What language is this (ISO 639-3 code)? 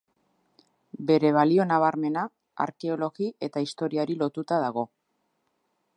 eus